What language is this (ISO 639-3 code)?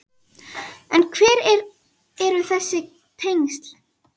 isl